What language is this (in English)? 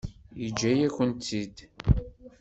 Kabyle